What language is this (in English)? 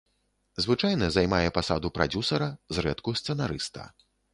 Belarusian